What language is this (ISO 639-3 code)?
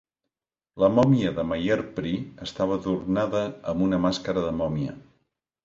cat